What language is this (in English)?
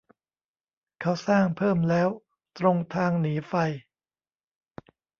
Thai